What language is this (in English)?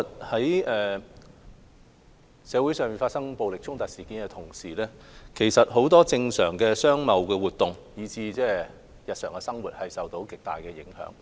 Cantonese